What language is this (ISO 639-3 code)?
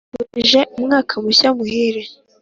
kin